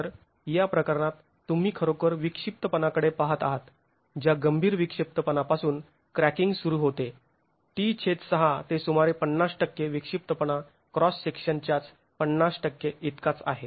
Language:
Marathi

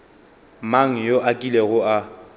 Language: Northern Sotho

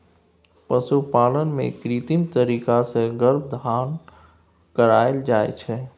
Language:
Maithili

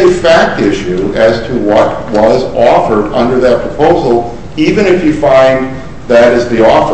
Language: English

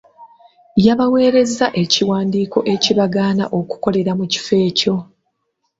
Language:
Ganda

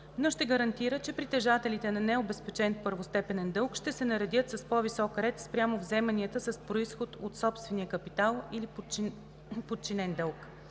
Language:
Bulgarian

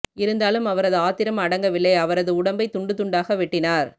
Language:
Tamil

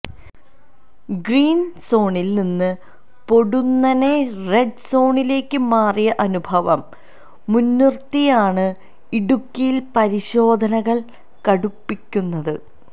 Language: Malayalam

